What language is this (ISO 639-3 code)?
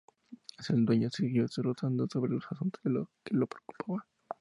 spa